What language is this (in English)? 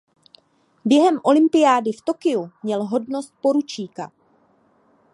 Czech